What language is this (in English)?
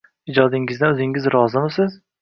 Uzbek